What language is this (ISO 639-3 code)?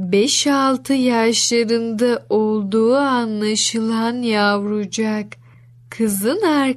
tur